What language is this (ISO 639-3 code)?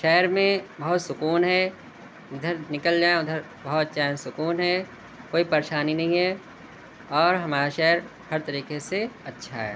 urd